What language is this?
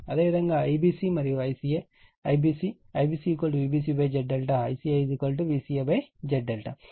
Telugu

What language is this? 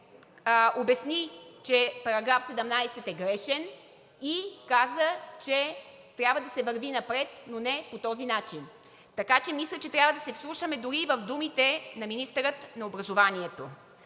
Bulgarian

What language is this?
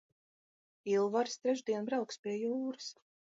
Latvian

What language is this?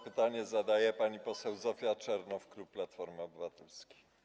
Polish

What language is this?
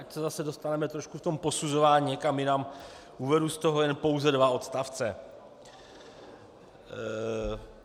Czech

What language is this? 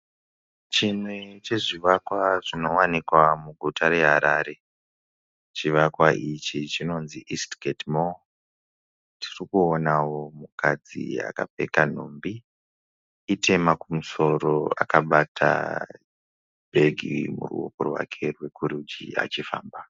Shona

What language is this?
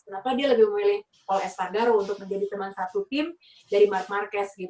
Indonesian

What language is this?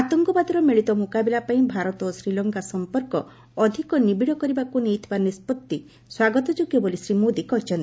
Odia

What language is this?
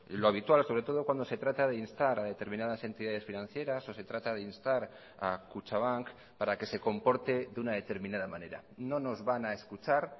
Spanish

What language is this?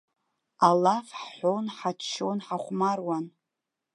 Abkhazian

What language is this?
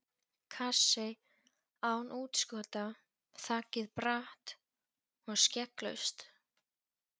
Icelandic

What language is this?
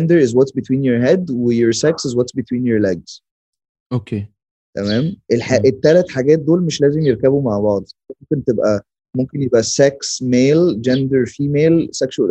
Arabic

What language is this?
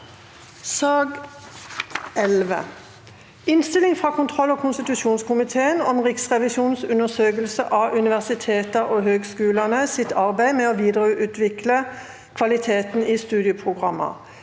Norwegian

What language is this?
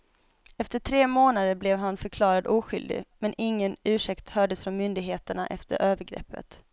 Swedish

